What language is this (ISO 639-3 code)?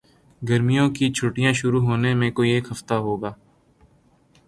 urd